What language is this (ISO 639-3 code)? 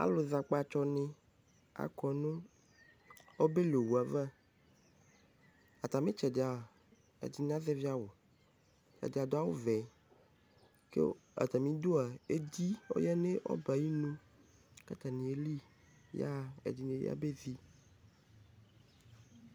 kpo